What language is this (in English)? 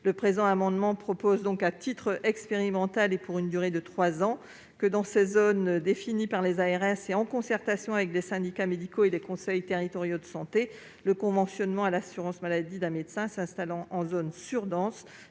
French